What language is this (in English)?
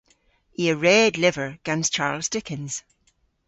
Cornish